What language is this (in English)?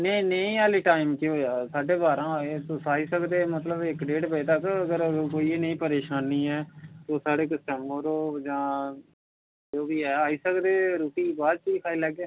Dogri